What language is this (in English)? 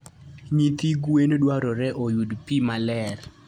Luo (Kenya and Tanzania)